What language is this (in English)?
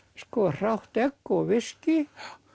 Icelandic